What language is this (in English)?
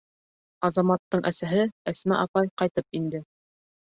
Bashkir